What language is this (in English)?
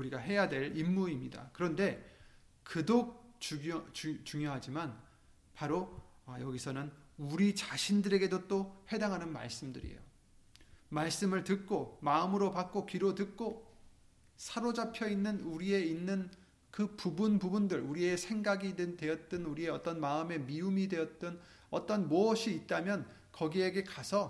Korean